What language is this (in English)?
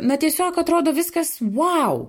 Lithuanian